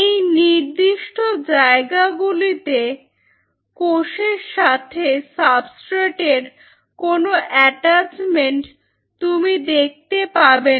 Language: Bangla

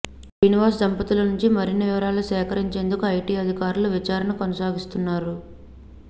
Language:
Telugu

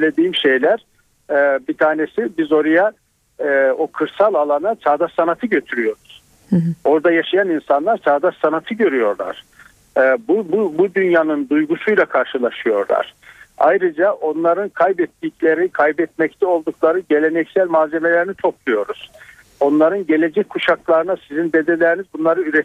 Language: Turkish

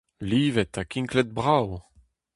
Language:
Breton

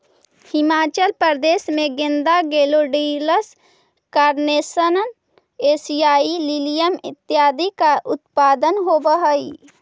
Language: Magahi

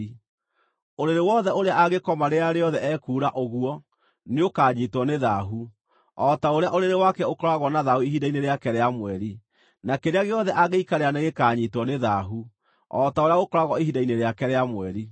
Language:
Kikuyu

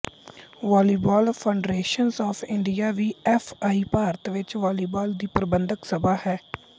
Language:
Punjabi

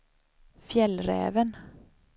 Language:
Swedish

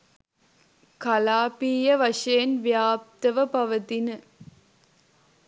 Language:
Sinhala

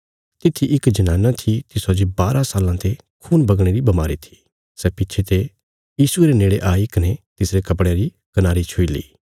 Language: Bilaspuri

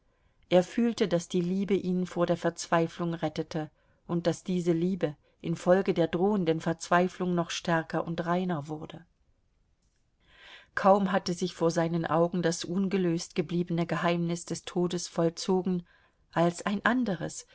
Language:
German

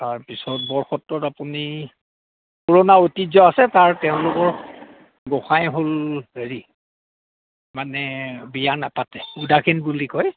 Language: Assamese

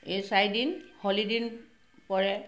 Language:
Assamese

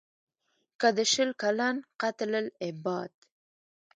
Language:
Pashto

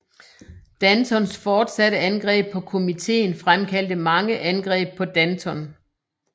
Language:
Danish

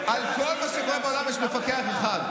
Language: Hebrew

